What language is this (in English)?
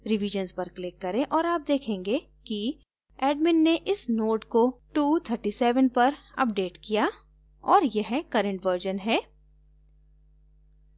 Hindi